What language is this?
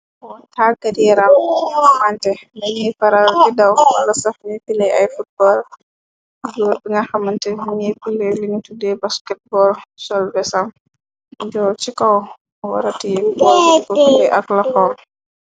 Wolof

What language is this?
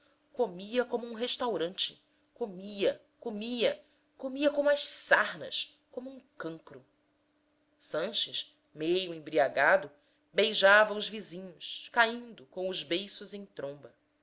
Portuguese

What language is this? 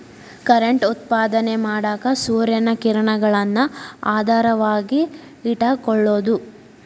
Kannada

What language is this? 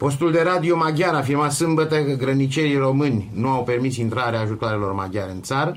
Romanian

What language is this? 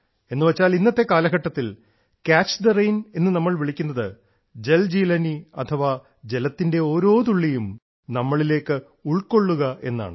Malayalam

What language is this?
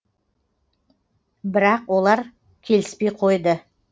Kazakh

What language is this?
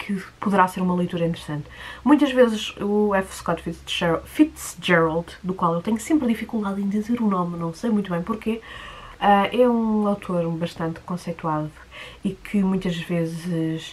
Portuguese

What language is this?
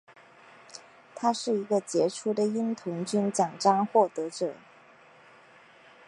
Chinese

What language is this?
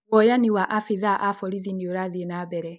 Kikuyu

